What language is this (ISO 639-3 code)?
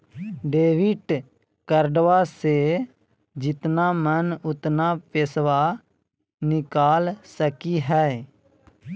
mag